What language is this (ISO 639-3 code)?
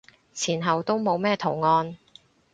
yue